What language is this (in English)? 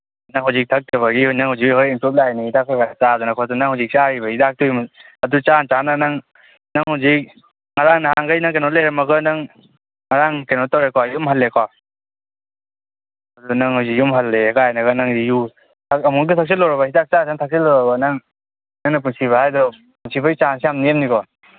Manipuri